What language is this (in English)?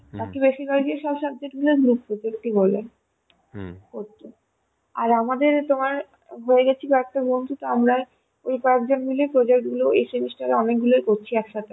Bangla